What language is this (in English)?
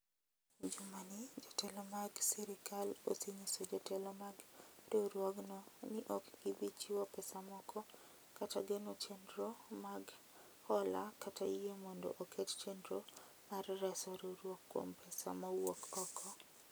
Luo (Kenya and Tanzania)